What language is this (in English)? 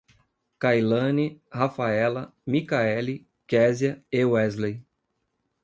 Portuguese